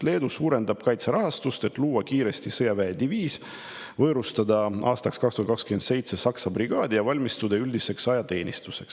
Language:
Estonian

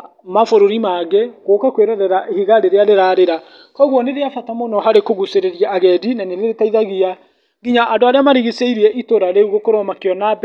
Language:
Kikuyu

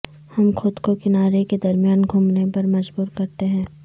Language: Urdu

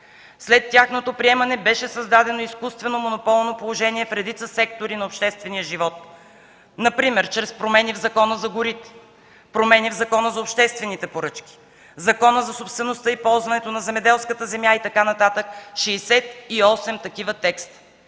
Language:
Bulgarian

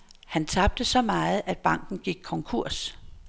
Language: Danish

